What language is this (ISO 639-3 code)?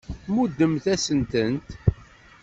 kab